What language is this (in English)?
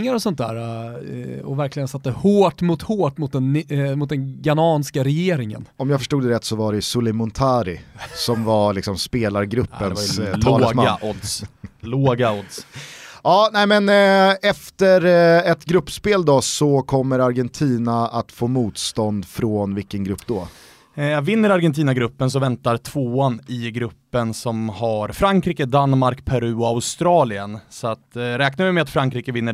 Swedish